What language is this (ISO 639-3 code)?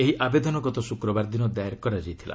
ori